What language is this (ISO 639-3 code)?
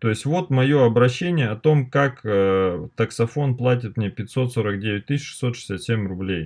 rus